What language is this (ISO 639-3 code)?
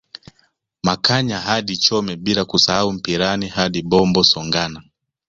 swa